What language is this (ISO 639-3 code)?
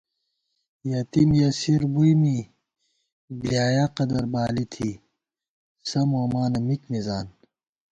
gwt